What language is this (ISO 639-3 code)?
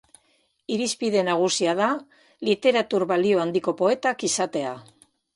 eus